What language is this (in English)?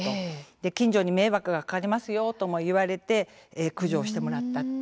Japanese